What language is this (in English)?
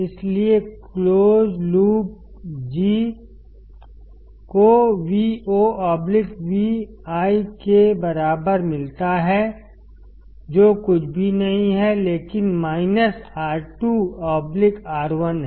Hindi